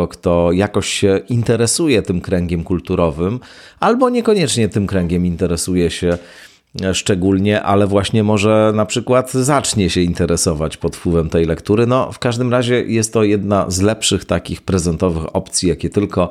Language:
Polish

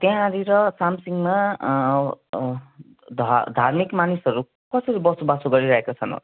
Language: Nepali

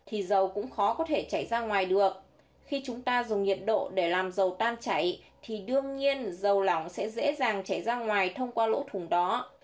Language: Vietnamese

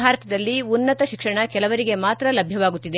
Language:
Kannada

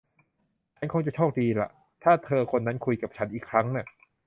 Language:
Thai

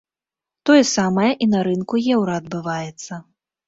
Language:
Belarusian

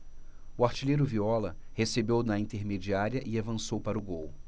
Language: Portuguese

